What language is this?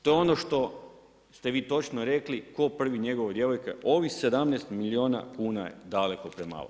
Croatian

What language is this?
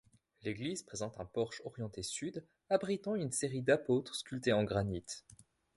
French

